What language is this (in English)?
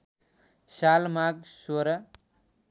Nepali